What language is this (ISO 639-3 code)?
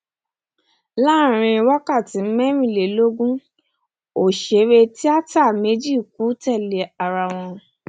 yor